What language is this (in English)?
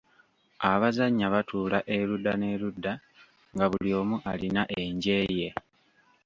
Ganda